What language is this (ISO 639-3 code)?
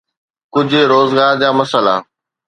snd